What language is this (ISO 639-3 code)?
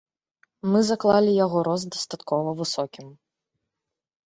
bel